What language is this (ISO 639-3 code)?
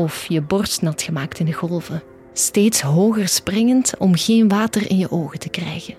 nld